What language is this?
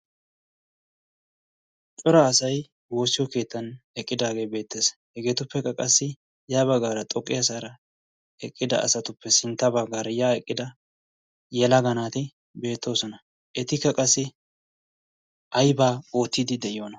Wolaytta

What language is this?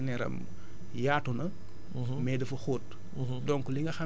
Wolof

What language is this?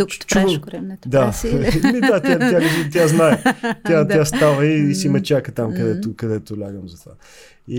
Bulgarian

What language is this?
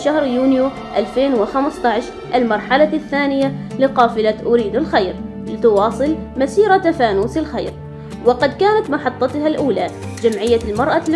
Arabic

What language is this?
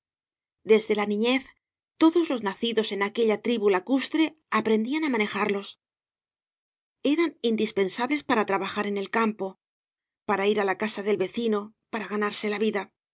Spanish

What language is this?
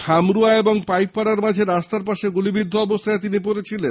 Bangla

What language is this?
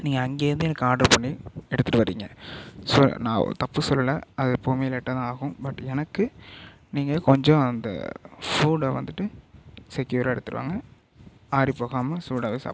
Tamil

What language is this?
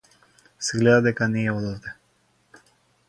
Macedonian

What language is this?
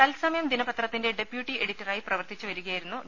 Malayalam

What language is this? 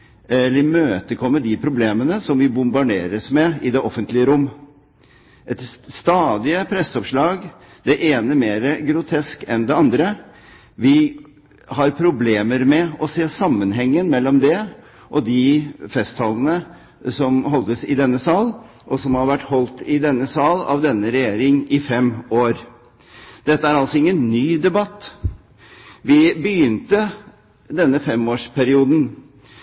Norwegian Bokmål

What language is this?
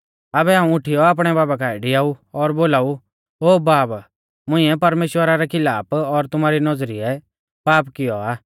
Mahasu Pahari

